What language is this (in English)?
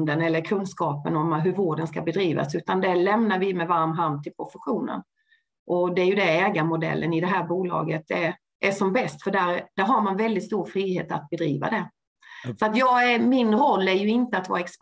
Swedish